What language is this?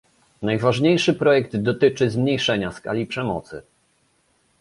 Polish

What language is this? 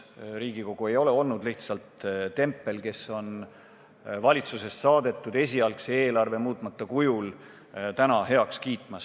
Estonian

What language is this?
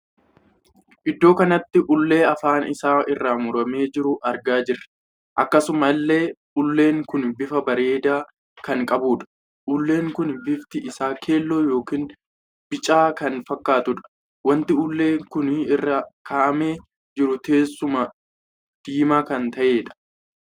Oromo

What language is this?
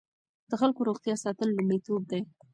Pashto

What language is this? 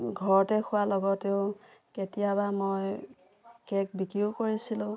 Assamese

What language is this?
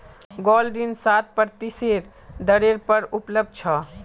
Magahi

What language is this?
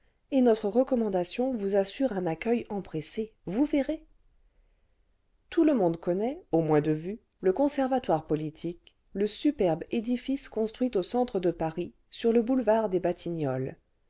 French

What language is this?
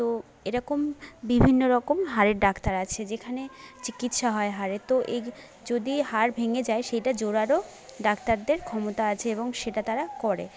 Bangla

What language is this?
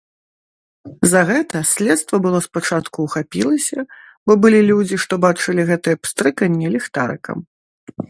Belarusian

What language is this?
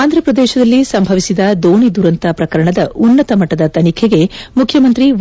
Kannada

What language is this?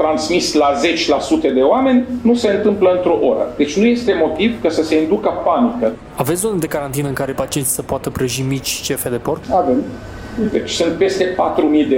Romanian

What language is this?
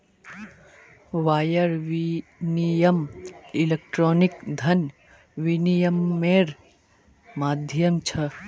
Magahi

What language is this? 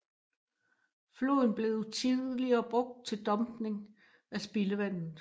Danish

